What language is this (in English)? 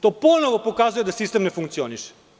Serbian